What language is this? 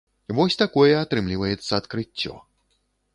Belarusian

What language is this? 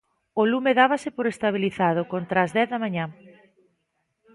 Galician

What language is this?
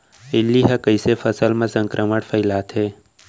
Chhattisgarhi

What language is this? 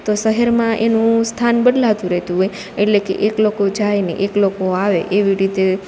Gujarati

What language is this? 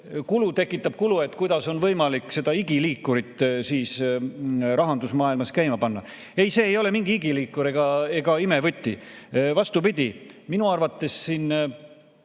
Estonian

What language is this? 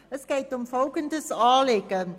Swiss German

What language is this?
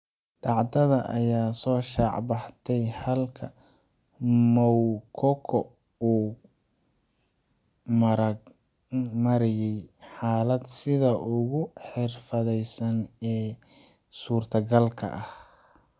Somali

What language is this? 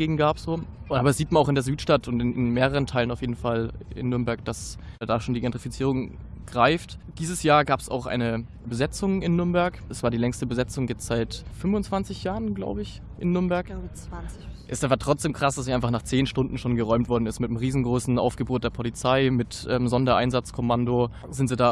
German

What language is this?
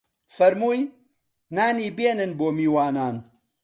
Central Kurdish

